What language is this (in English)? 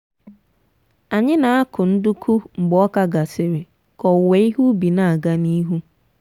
Igbo